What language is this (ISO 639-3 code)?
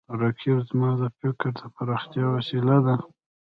pus